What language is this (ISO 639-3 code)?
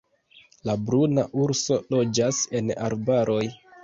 epo